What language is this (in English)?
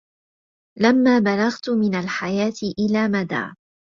Arabic